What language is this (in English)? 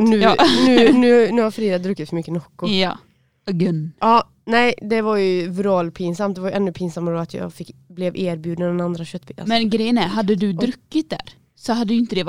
Swedish